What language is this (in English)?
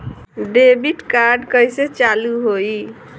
Bhojpuri